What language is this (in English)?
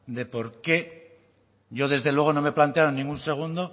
Spanish